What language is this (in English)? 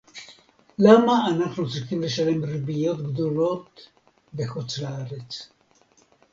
Hebrew